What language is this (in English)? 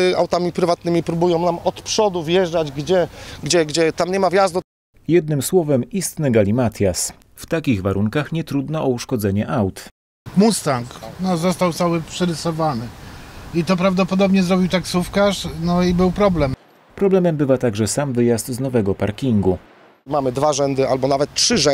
Polish